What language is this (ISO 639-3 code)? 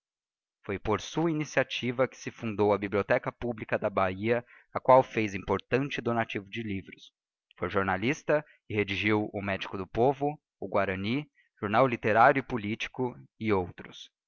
por